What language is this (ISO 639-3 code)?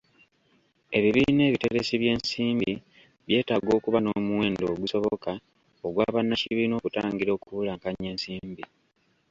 lug